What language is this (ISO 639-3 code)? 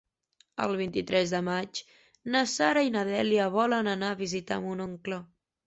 cat